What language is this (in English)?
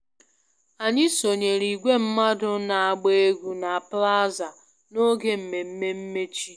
Igbo